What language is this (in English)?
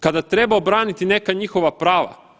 Croatian